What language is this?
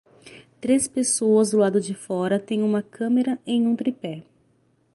Portuguese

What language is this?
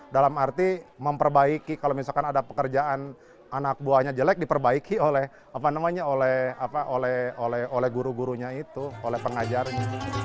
Indonesian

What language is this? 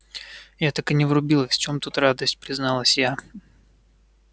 Russian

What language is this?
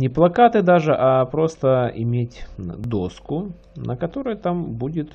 Russian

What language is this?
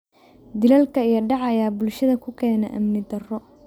Somali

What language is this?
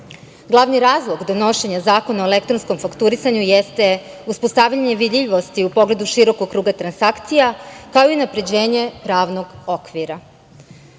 Serbian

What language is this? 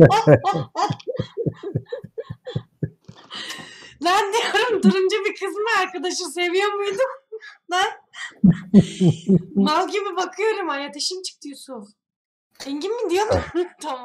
Turkish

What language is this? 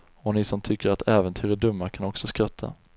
Swedish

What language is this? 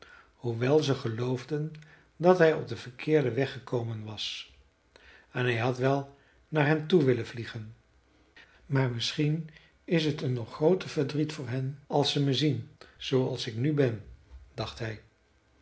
Dutch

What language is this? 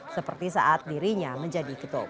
Indonesian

